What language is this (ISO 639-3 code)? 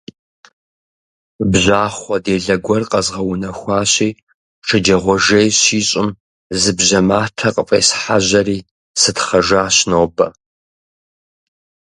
kbd